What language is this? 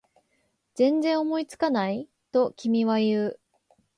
Japanese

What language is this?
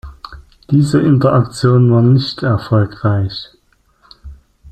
German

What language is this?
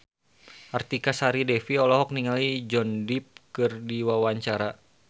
Sundanese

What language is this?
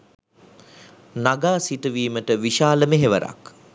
Sinhala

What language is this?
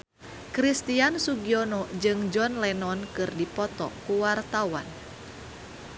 Sundanese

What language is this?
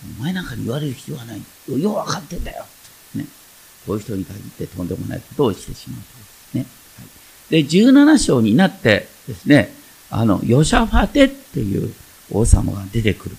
Japanese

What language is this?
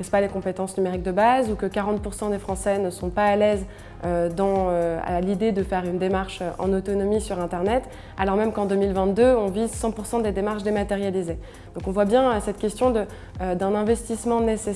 French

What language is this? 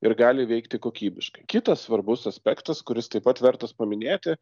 Lithuanian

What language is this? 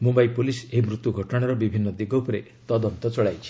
Odia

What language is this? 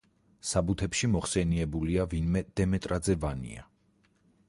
Georgian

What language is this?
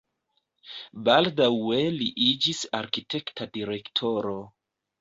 Esperanto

